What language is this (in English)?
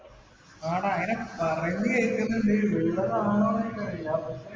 Malayalam